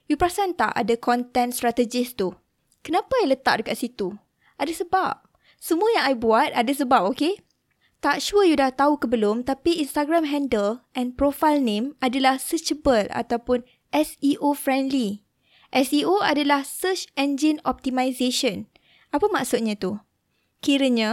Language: Malay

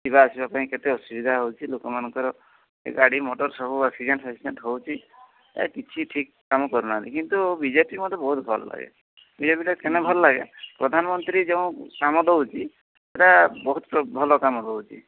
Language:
Odia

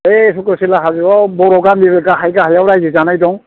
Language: Bodo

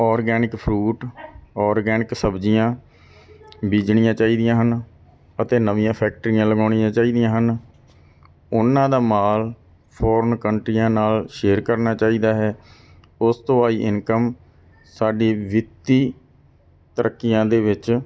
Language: Punjabi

